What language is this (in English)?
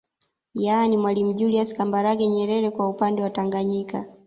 Swahili